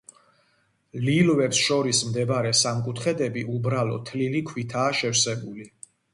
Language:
Georgian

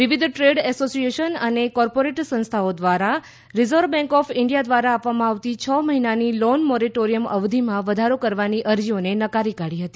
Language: Gujarati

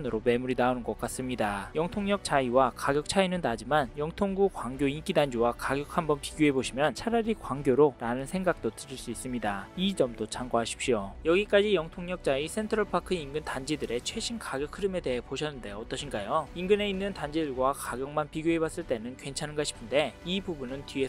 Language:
Korean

